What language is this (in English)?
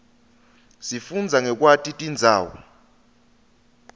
Swati